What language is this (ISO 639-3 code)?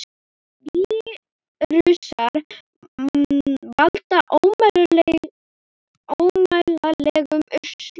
isl